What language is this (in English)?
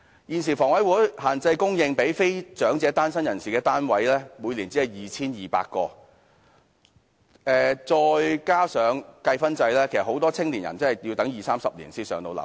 Cantonese